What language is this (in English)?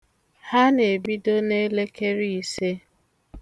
Igbo